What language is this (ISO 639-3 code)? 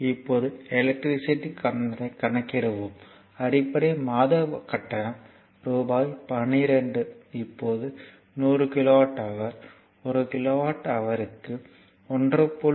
tam